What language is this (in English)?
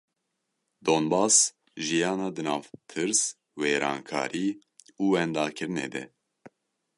Kurdish